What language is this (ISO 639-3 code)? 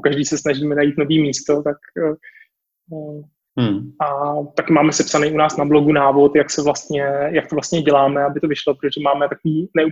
ces